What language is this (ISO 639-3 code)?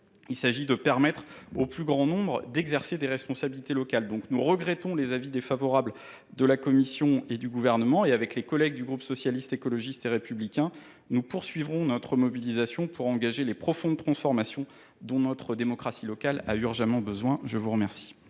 fra